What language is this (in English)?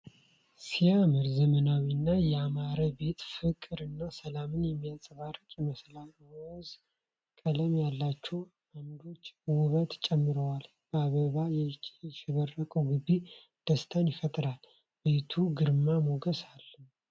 Amharic